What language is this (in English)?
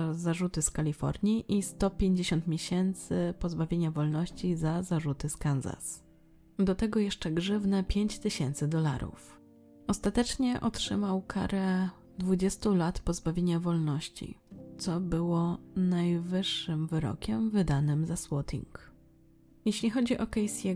Polish